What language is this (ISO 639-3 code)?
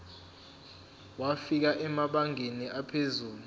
zul